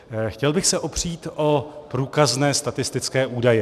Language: Czech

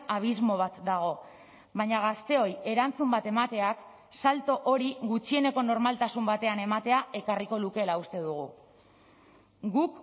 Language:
Basque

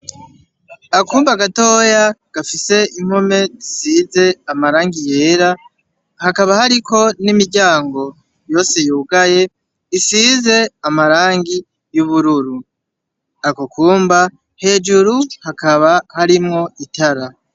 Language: Rundi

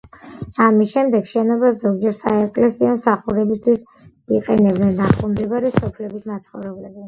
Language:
Georgian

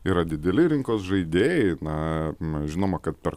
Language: Lithuanian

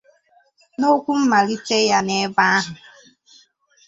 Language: Igbo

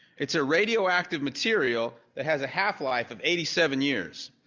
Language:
English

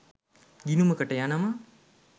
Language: Sinhala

